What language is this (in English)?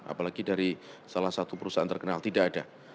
Indonesian